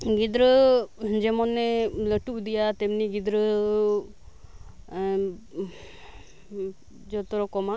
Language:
Santali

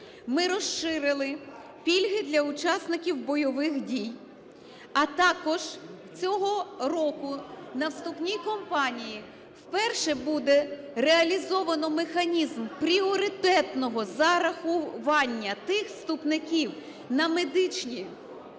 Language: Ukrainian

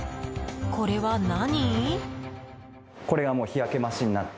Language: Japanese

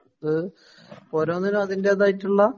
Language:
Malayalam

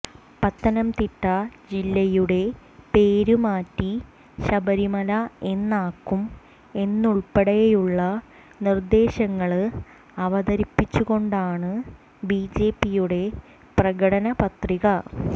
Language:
Malayalam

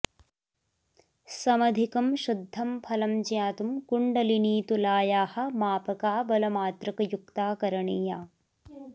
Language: Sanskrit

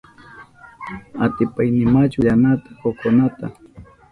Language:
Southern Pastaza Quechua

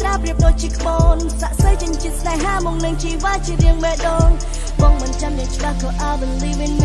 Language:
Vietnamese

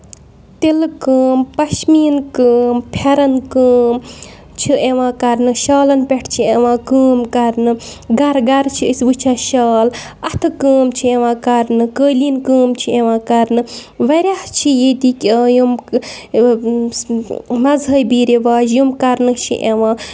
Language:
Kashmiri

